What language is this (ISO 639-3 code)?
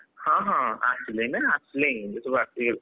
ori